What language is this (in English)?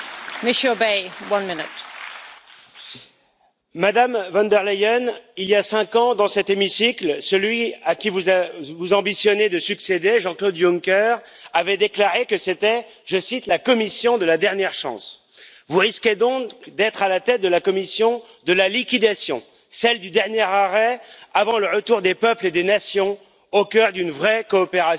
French